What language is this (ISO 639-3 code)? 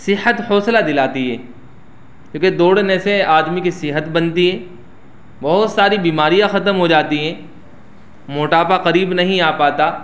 urd